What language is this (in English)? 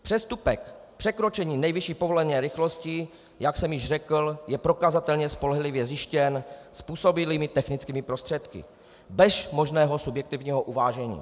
Czech